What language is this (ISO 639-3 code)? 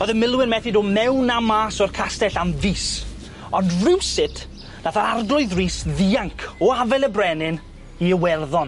cym